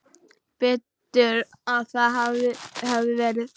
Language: Icelandic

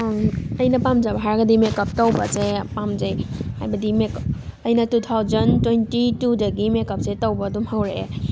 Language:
Manipuri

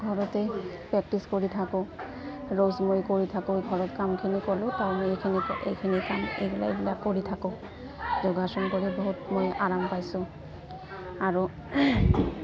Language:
Assamese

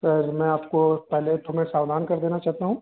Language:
Hindi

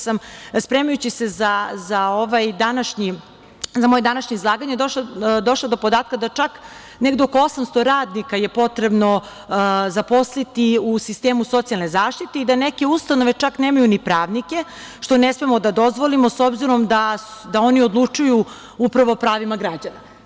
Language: Serbian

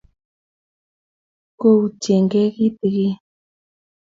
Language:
Kalenjin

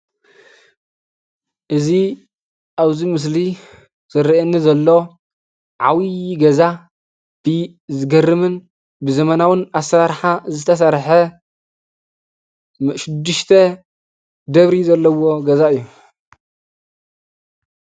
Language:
Tigrinya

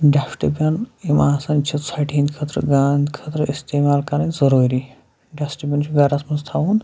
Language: Kashmiri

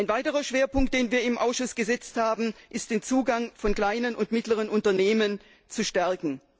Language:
German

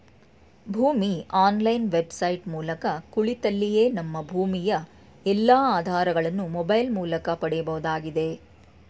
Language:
Kannada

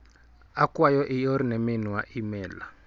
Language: Luo (Kenya and Tanzania)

